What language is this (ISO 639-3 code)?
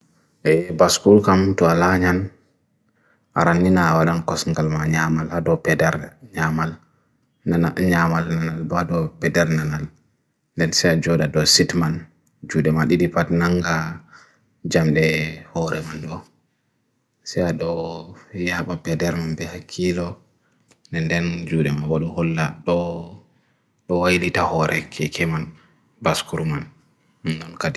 fui